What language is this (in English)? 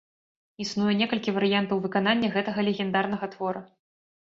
Belarusian